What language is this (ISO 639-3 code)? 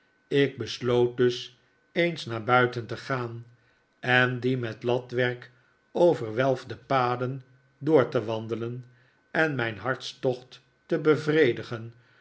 nld